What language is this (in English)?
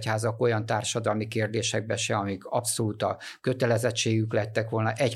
Hungarian